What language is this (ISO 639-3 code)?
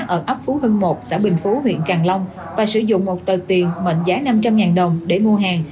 vie